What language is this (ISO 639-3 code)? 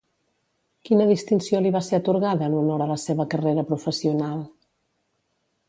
cat